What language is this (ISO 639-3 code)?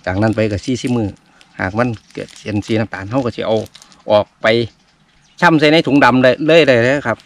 tha